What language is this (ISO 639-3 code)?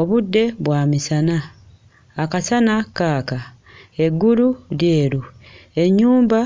lug